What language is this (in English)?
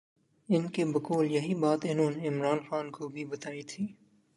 Urdu